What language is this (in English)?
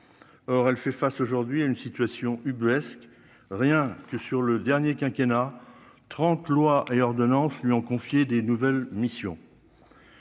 French